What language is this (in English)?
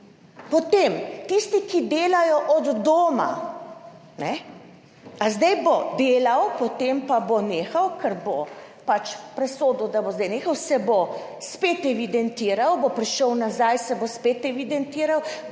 Slovenian